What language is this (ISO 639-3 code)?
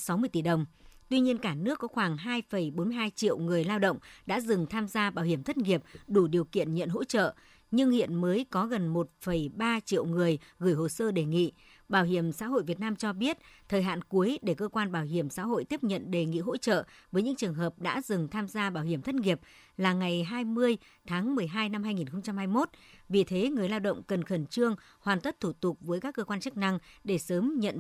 vie